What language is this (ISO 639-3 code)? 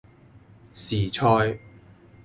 yue